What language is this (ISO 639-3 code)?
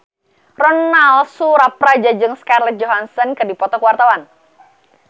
sun